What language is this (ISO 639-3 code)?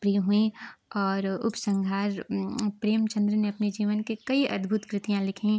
hin